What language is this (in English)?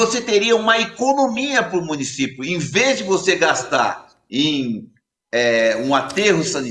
Portuguese